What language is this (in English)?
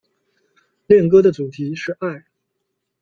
Chinese